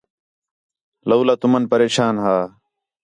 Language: Khetrani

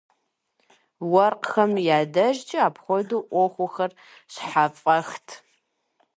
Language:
Kabardian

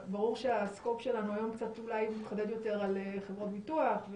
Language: Hebrew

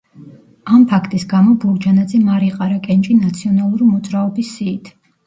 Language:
Georgian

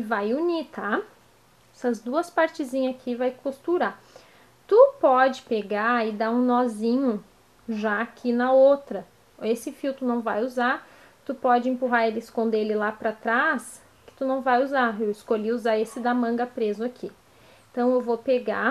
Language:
Portuguese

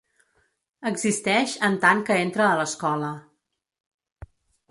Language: Catalan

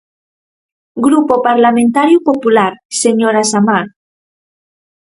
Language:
Galician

